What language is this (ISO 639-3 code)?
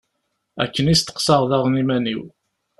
kab